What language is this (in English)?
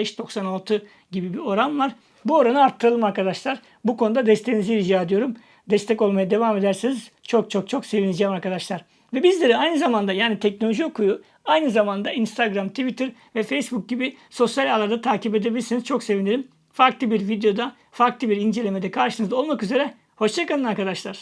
Turkish